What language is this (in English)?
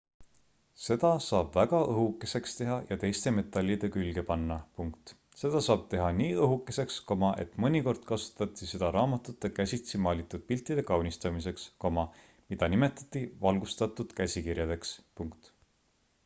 Estonian